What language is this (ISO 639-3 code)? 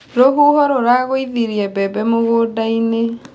kik